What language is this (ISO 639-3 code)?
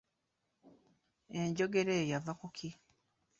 lug